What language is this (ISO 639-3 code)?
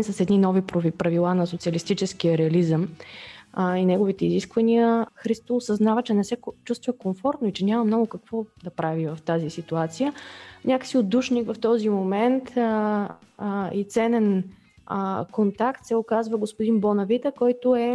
bul